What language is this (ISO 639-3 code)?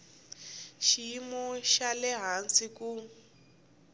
tso